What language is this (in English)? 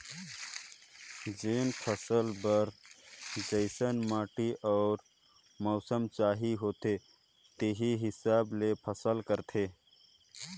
Chhattisgarhi